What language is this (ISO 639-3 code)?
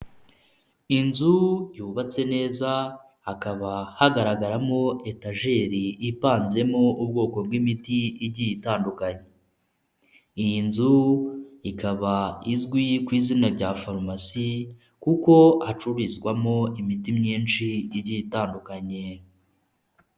kin